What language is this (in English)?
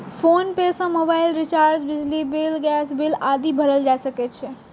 Maithili